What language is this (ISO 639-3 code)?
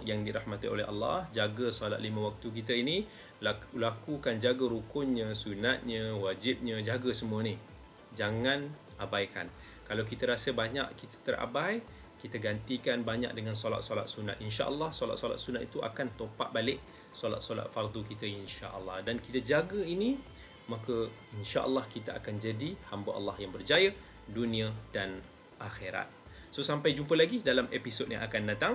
msa